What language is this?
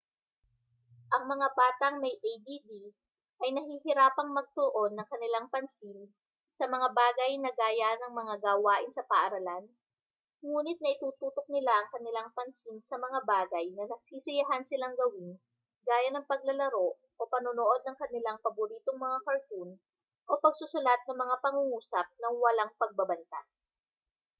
Filipino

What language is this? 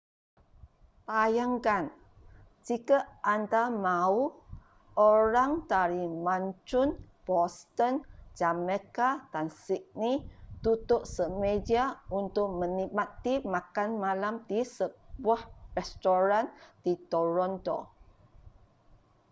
Malay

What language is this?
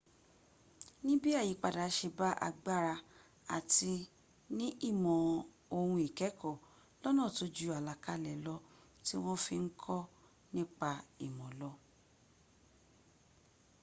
Yoruba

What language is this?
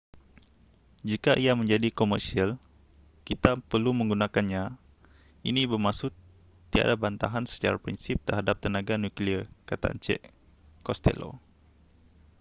Malay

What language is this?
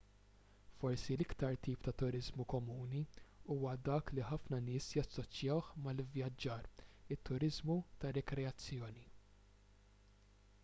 Maltese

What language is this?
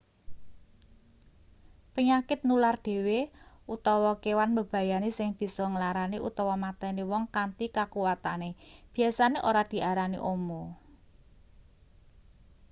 Javanese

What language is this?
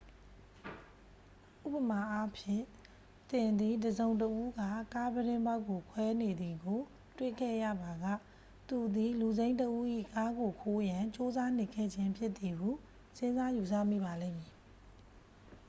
Burmese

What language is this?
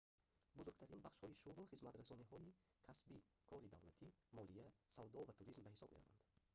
Tajik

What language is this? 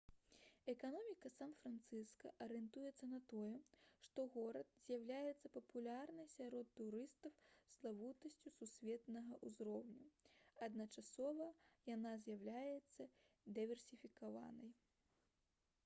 Belarusian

